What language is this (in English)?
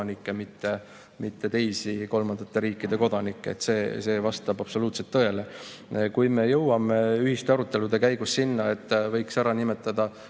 Estonian